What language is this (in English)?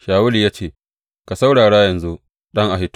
Hausa